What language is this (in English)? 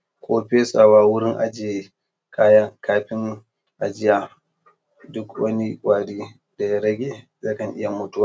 Hausa